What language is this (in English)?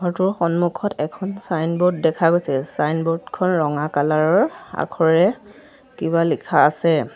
Assamese